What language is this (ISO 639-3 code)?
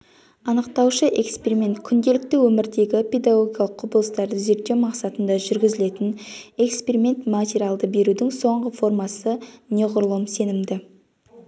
kaz